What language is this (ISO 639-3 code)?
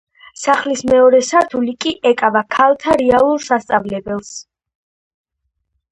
kat